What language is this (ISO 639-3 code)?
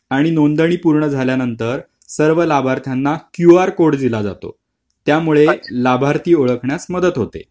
mar